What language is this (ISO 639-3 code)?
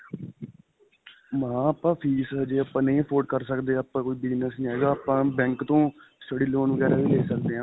pan